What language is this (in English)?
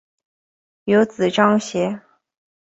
Chinese